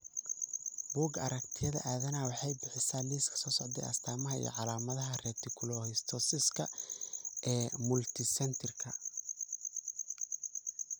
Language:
Somali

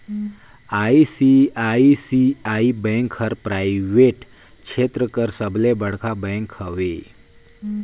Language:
Chhattisgarhi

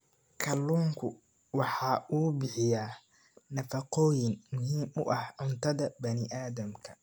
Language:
Somali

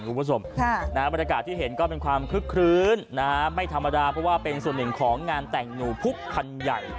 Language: Thai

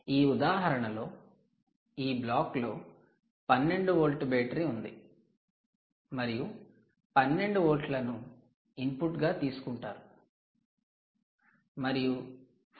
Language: Telugu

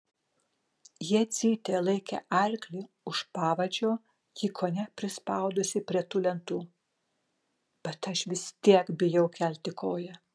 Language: Lithuanian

